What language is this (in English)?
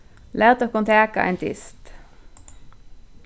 Faroese